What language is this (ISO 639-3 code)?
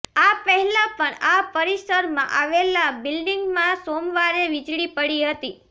guj